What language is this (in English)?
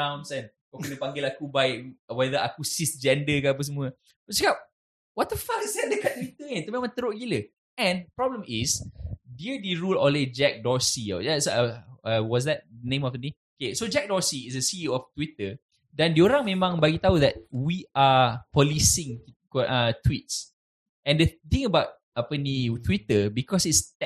Malay